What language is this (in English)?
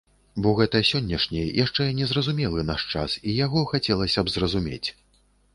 Belarusian